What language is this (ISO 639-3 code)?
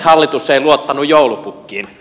fin